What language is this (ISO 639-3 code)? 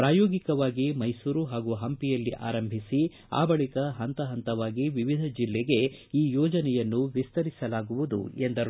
kan